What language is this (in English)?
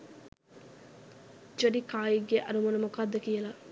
Sinhala